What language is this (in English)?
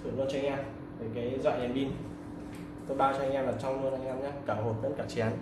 Vietnamese